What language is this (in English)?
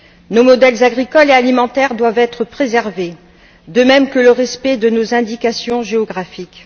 French